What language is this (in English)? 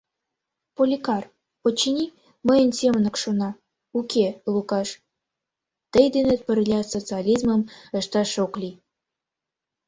Mari